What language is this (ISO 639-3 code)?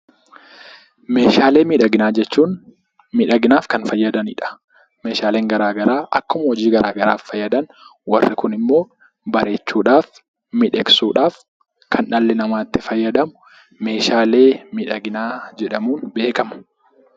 orm